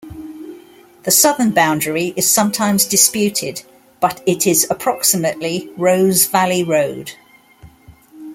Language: English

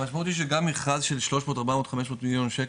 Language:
Hebrew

